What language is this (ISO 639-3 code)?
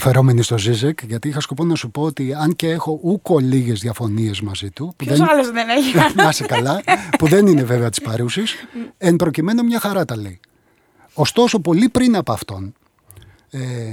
ell